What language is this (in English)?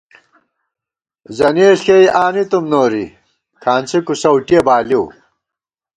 Gawar-Bati